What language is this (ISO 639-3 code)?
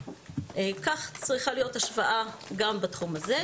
heb